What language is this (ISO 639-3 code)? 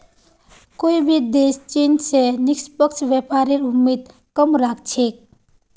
mag